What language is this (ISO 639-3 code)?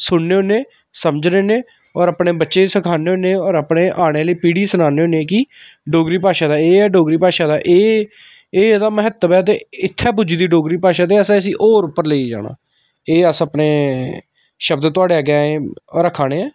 doi